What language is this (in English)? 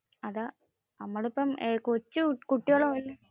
Malayalam